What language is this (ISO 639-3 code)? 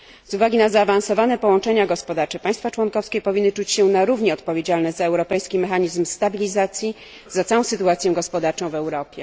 pol